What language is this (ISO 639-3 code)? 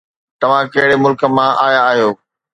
snd